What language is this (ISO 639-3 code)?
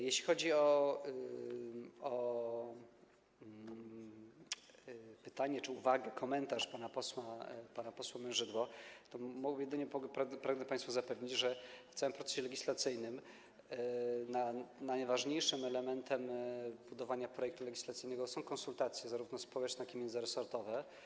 pol